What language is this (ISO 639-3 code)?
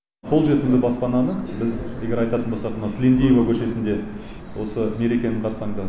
kaz